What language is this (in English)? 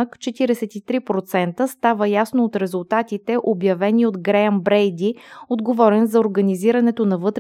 Bulgarian